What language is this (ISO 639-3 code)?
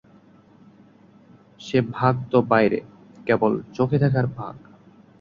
ben